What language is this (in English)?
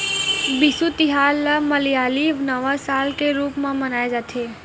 Chhattisgarhi